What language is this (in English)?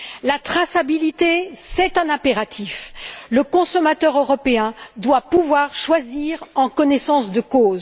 French